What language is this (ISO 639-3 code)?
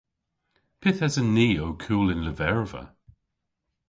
cor